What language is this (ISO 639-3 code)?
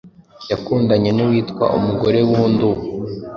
kin